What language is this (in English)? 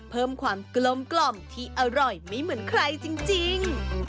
Thai